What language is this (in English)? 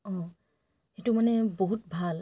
Assamese